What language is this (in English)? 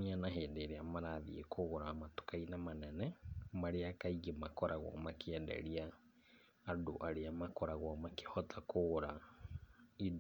Kikuyu